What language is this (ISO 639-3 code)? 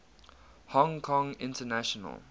eng